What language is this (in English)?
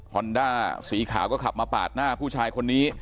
Thai